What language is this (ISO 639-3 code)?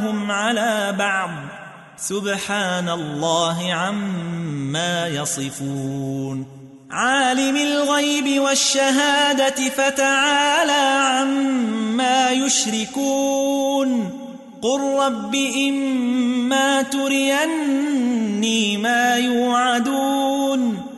ara